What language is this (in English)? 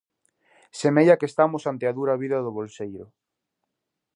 Galician